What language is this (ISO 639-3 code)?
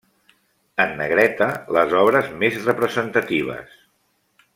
cat